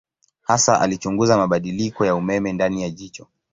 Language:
Swahili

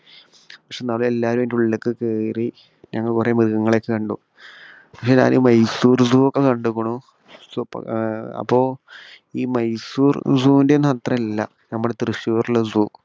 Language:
Malayalam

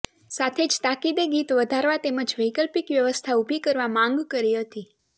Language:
Gujarati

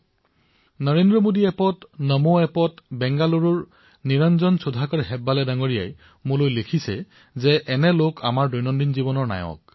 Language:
Assamese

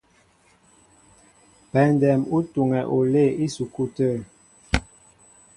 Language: Mbo (Cameroon)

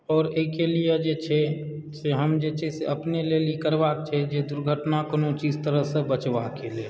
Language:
Maithili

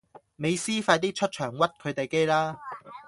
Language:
Cantonese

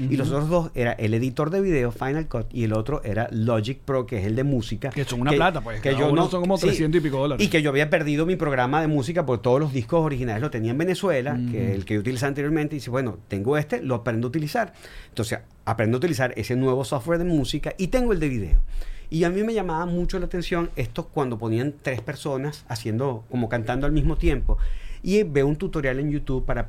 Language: Spanish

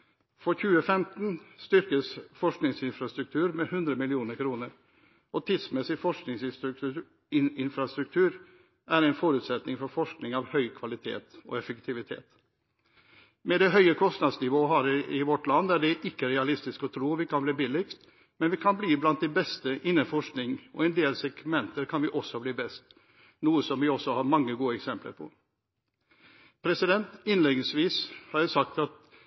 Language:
Norwegian Bokmål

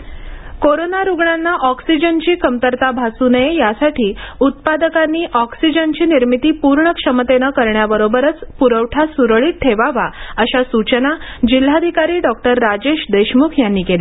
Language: Marathi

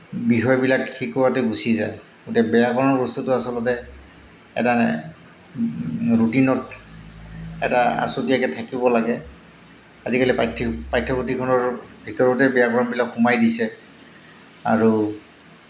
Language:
Assamese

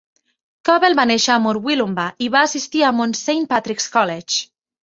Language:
Catalan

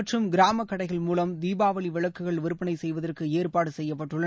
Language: Tamil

